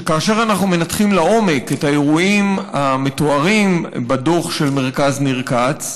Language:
Hebrew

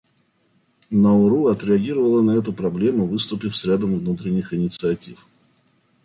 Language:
Russian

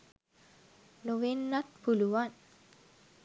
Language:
Sinhala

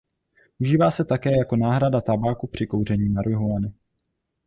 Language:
Czech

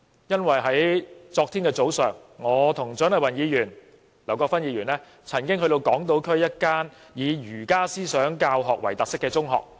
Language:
Cantonese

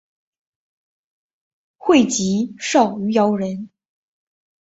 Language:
Chinese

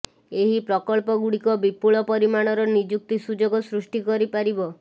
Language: Odia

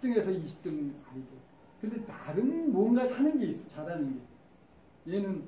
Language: Korean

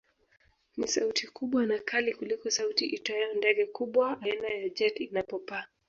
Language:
Swahili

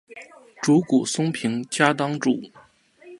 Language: Chinese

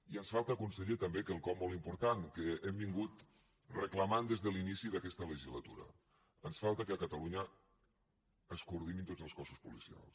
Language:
Catalan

